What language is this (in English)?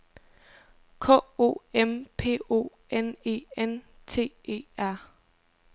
Danish